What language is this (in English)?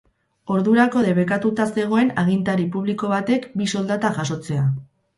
Basque